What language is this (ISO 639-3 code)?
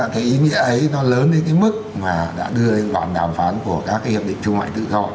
vie